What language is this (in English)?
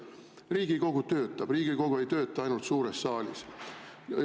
Estonian